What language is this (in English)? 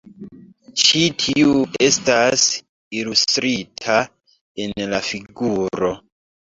Esperanto